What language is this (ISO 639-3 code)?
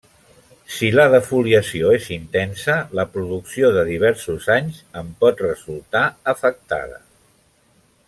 cat